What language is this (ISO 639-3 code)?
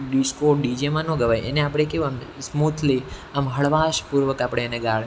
guj